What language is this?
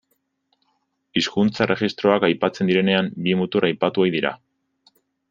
Basque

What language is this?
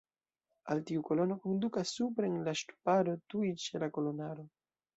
Esperanto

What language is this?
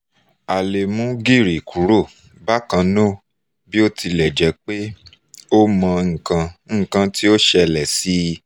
Yoruba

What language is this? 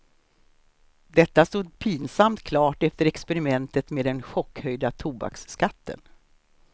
Swedish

